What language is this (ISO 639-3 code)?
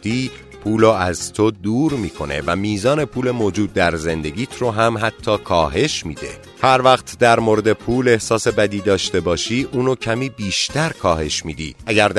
fas